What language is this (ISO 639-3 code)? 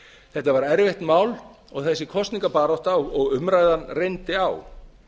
isl